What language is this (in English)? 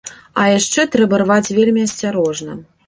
Belarusian